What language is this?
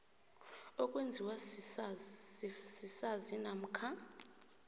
South Ndebele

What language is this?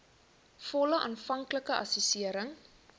Afrikaans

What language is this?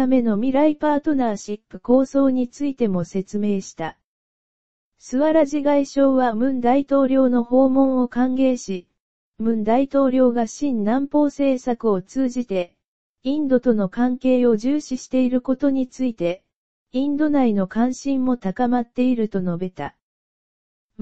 Japanese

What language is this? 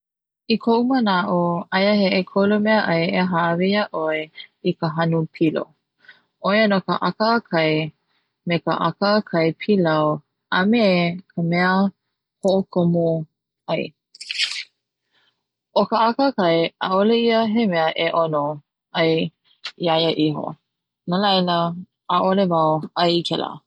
Hawaiian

